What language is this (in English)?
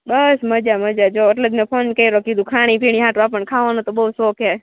Gujarati